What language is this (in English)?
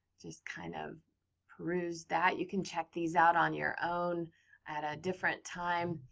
English